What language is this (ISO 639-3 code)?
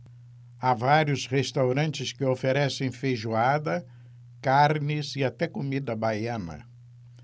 por